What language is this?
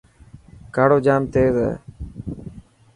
Dhatki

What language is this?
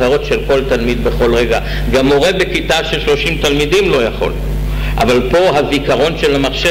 Hebrew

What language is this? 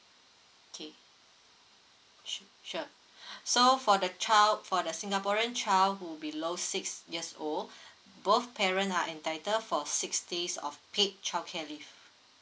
English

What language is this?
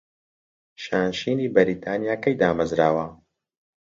Central Kurdish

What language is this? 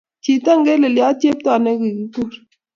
Kalenjin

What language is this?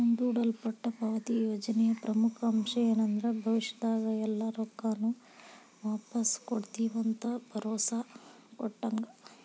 Kannada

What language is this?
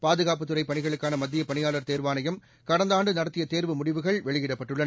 Tamil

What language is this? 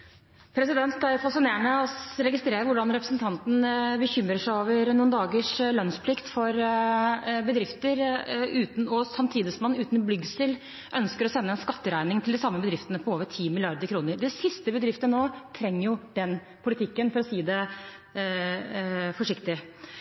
Norwegian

